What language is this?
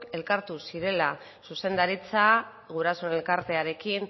Basque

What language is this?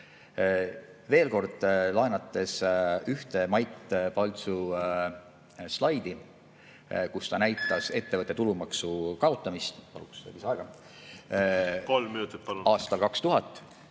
Estonian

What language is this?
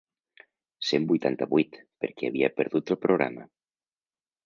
Catalan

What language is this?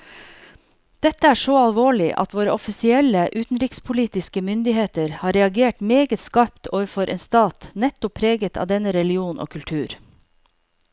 Norwegian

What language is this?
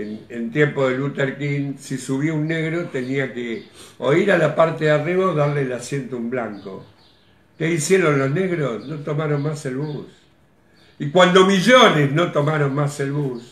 Spanish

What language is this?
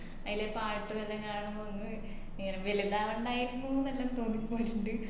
Malayalam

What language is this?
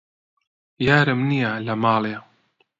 Central Kurdish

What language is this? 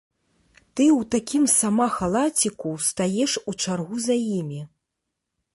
Belarusian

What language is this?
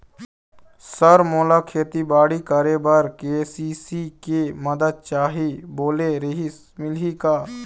Chhattisgarhi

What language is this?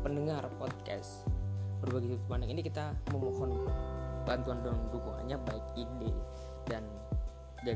Indonesian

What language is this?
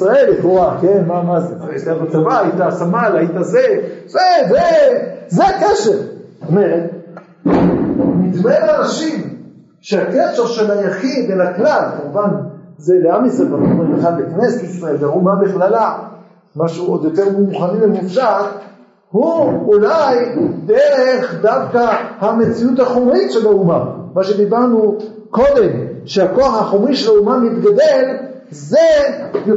Hebrew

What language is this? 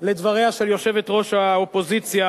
Hebrew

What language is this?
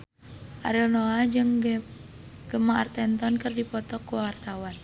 Sundanese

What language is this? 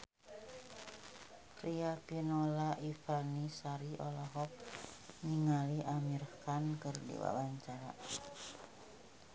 Sundanese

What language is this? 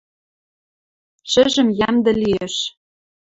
Western Mari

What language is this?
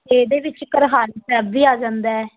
Punjabi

